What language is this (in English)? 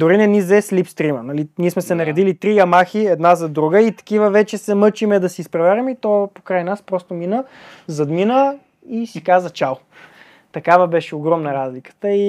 Bulgarian